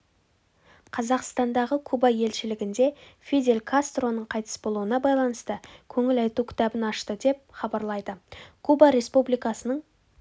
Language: Kazakh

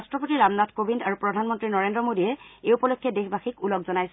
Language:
Assamese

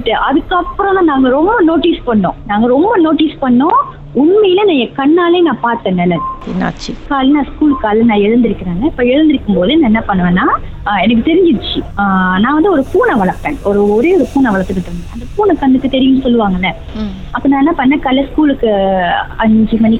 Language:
Tamil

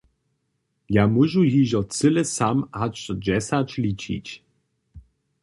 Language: Upper Sorbian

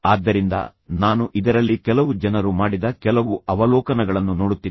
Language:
Kannada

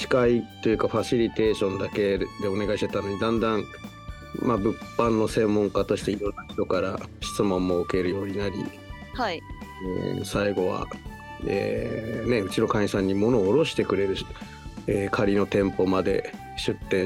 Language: Japanese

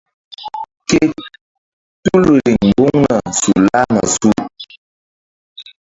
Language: Mbum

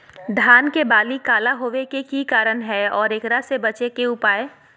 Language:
Magahi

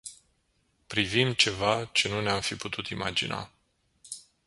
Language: Romanian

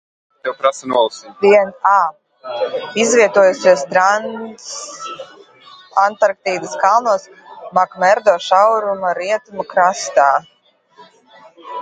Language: Latvian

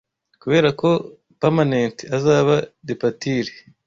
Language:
Kinyarwanda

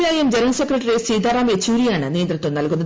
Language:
Malayalam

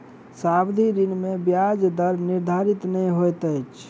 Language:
Maithili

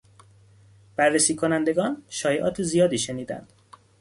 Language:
Persian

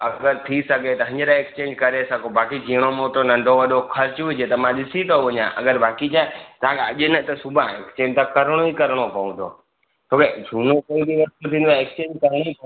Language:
Sindhi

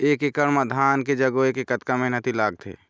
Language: Chhattisgarhi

